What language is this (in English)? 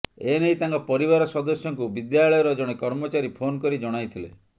Odia